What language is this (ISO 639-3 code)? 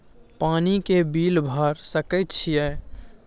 mai